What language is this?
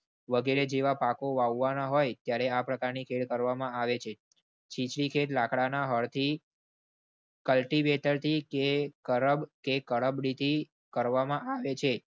Gujarati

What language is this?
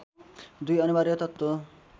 Nepali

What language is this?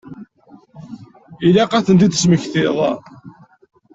Kabyle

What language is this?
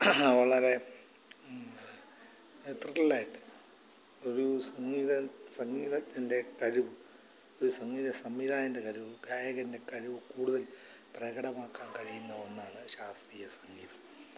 Malayalam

